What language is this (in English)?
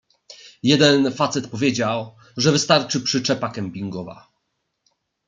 Polish